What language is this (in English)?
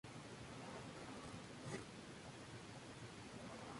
Spanish